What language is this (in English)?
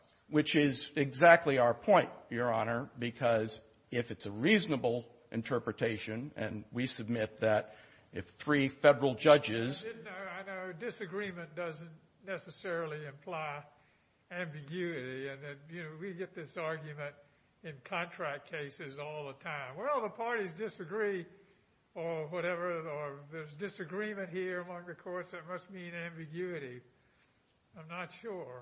English